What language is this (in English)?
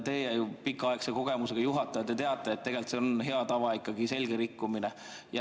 Estonian